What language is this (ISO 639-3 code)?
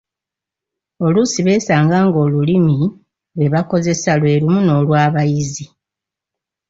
lug